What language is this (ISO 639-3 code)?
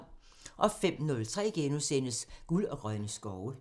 dan